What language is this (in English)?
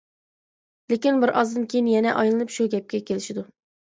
Uyghur